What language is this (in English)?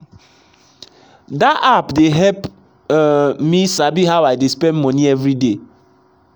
Nigerian Pidgin